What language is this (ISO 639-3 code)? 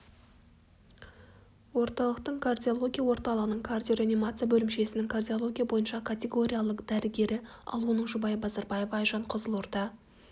kaz